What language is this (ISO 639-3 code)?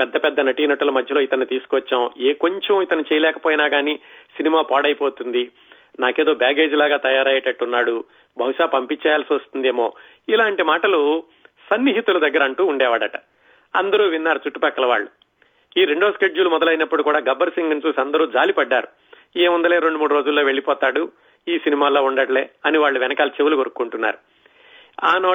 tel